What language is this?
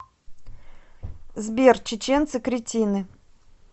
Russian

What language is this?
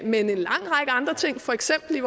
Danish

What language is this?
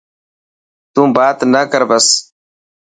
Dhatki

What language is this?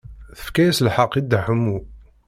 Kabyle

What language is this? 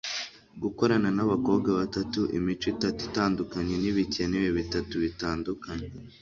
Kinyarwanda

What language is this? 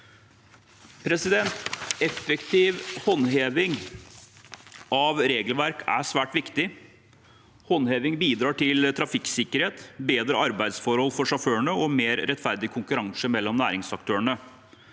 Norwegian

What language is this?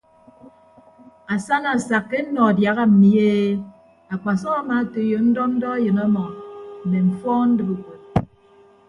Ibibio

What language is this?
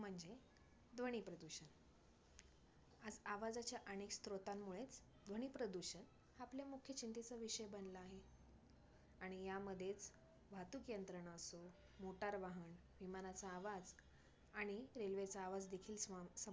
Marathi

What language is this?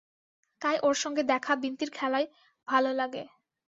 Bangla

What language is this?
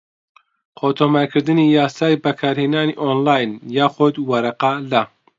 Central Kurdish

